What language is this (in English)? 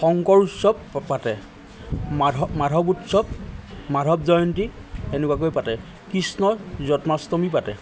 Assamese